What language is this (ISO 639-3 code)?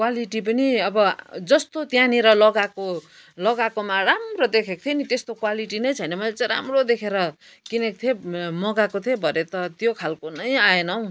nep